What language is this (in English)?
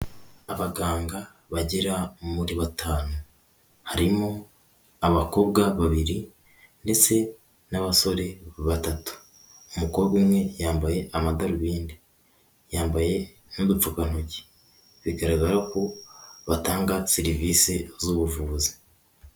Kinyarwanda